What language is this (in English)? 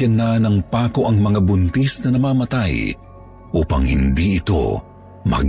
Filipino